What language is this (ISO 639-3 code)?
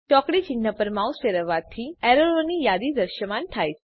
guj